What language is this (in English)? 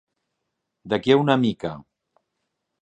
Catalan